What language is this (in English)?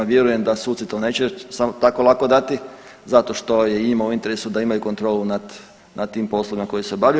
Croatian